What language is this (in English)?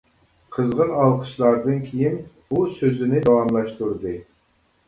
Uyghur